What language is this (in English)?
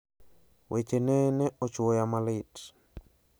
Luo (Kenya and Tanzania)